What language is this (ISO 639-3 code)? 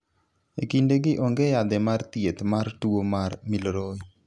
luo